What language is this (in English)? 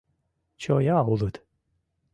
Mari